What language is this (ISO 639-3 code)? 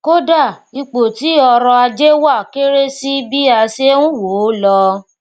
yor